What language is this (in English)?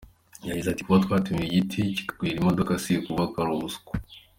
Kinyarwanda